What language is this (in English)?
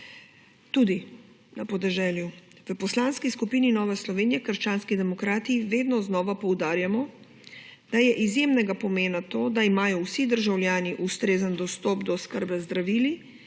Slovenian